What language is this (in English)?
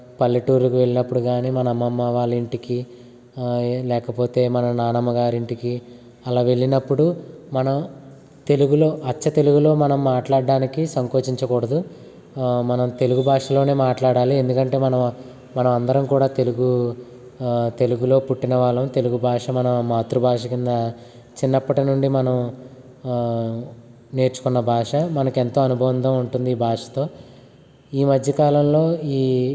Telugu